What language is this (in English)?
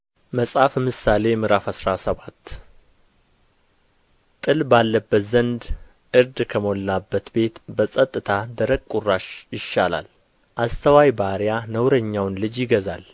Amharic